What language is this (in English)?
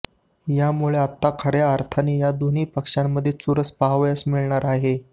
Marathi